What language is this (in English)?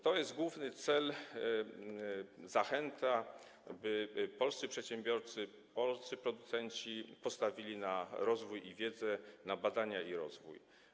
Polish